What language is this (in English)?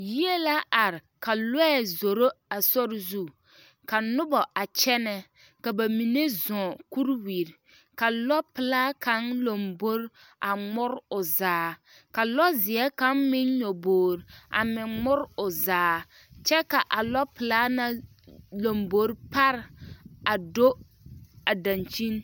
Southern Dagaare